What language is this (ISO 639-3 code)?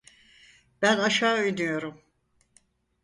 tur